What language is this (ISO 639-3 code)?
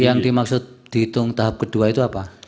ind